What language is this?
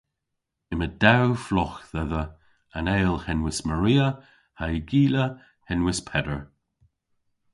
Cornish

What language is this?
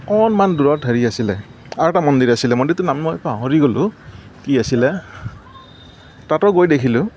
Assamese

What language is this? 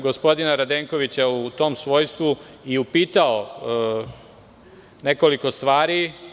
Serbian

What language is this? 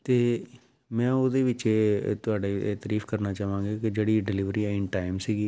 Punjabi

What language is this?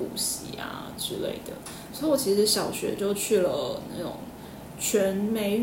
Chinese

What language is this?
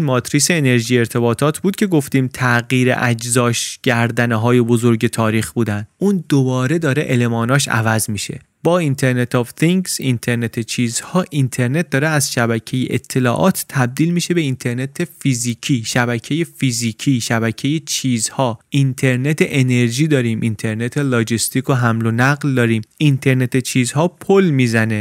Persian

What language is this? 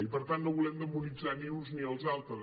Catalan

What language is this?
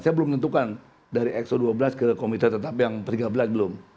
Indonesian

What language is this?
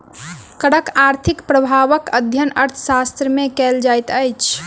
Maithili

